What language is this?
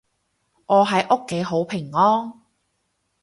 Cantonese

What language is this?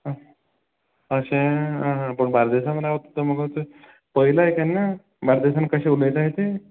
Konkani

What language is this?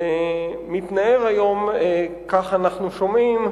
Hebrew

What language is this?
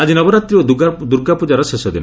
Odia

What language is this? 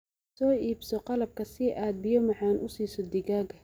Somali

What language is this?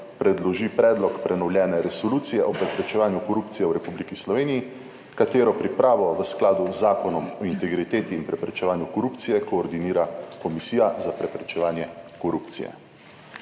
Slovenian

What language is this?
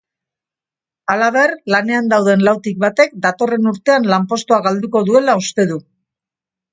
Basque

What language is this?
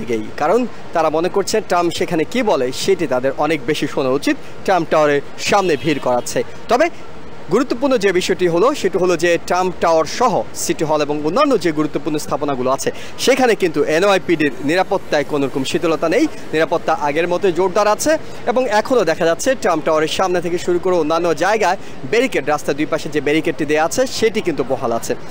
Bangla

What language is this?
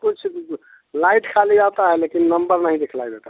Hindi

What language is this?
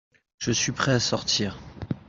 French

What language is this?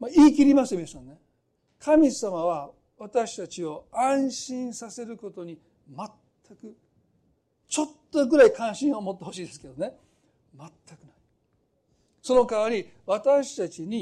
Japanese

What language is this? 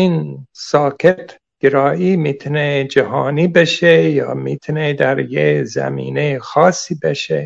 Persian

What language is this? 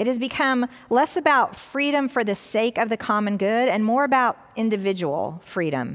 English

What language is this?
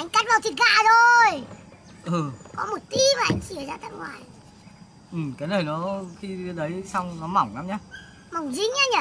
Vietnamese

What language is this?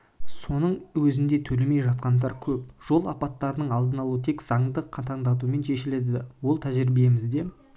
Kazakh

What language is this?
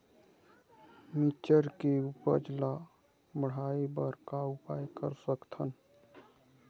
Chhattisgarhi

